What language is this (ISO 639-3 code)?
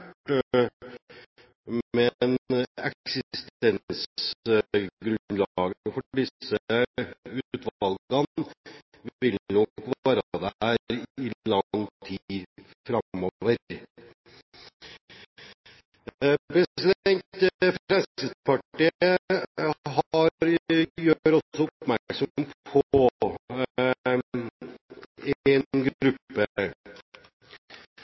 nob